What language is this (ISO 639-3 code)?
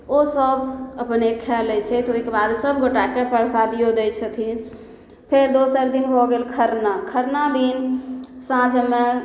mai